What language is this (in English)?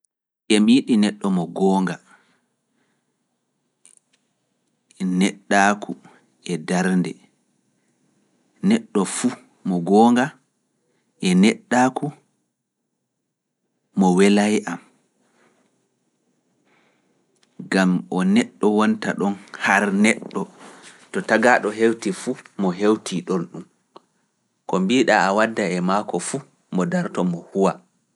Fula